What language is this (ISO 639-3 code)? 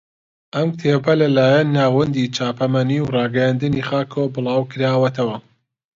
ckb